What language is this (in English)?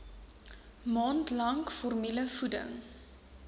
Afrikaans